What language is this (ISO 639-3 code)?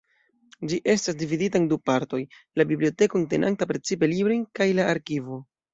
epo